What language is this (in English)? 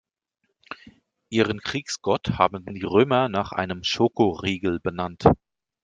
German